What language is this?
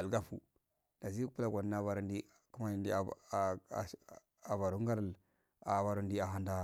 Afade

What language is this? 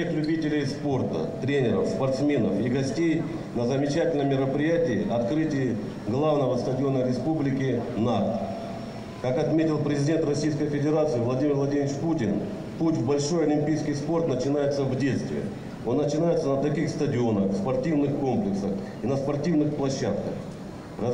Russian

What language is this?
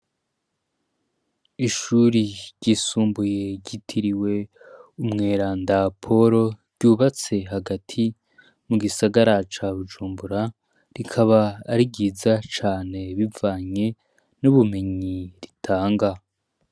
Rundi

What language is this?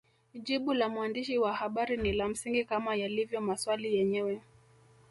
Swahili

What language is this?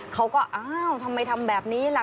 Thai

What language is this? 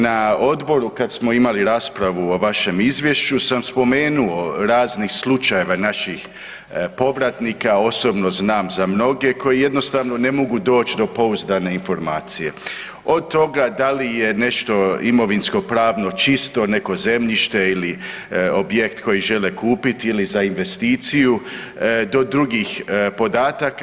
Croatian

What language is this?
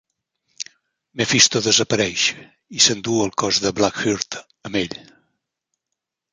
Catalan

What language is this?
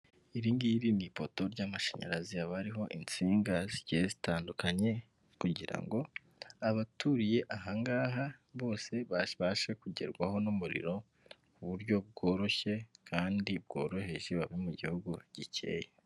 Kinyarwanda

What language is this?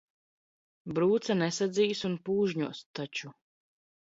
Latvian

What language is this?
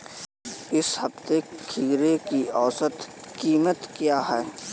Hindi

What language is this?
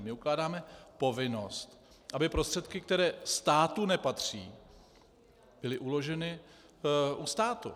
Czech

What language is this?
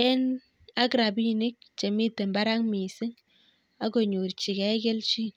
Kalenjin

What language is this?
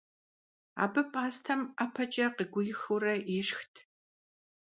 Kabardian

